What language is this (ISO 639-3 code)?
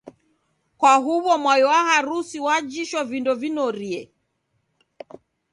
dav